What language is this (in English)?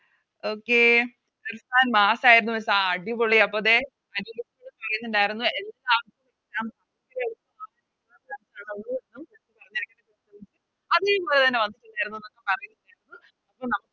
Malayalam